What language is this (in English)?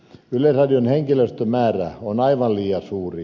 Finnish